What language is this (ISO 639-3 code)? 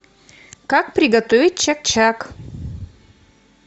rus